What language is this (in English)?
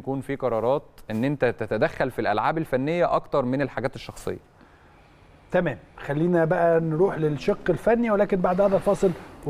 Arabic